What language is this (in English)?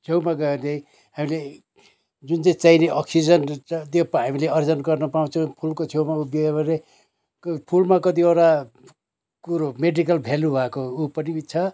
Nepali